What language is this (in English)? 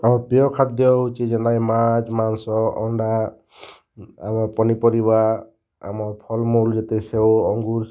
Odia